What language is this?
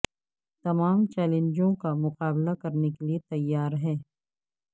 Urdu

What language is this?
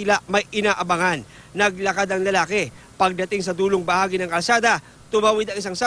Filipino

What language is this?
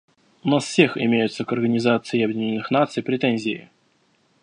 Russian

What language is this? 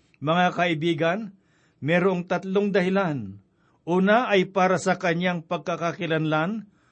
Filipino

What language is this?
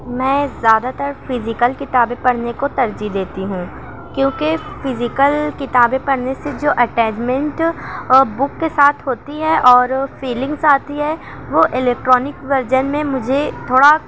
Urdu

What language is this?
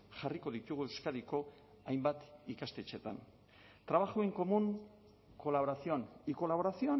Basque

